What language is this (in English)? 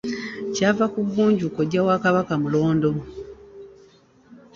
Ganda